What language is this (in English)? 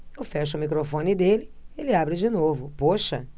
Portuguese